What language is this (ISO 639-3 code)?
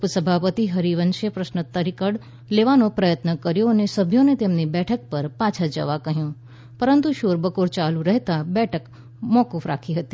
guj